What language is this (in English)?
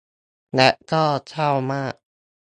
Thai